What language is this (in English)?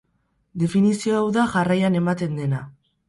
Basque